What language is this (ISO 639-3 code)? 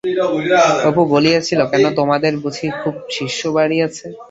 ben